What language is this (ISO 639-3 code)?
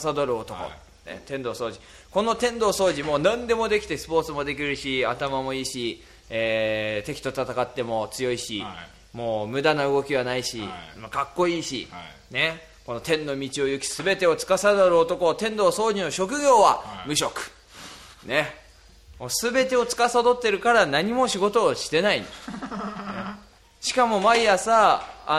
jpn